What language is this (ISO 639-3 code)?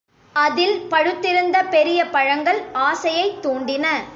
tam